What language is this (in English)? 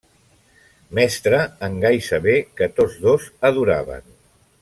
Catalan